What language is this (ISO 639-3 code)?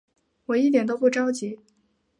zho